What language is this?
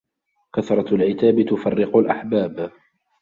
Arabic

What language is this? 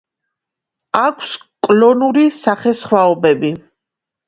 Georgian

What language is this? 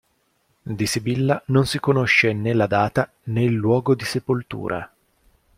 Italian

